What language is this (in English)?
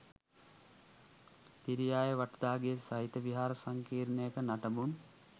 Sinhala